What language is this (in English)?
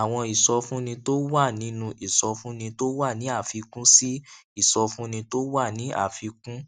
Yoruba